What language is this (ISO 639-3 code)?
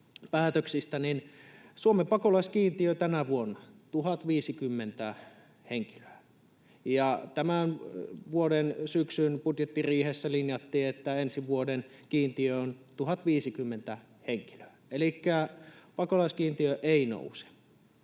fin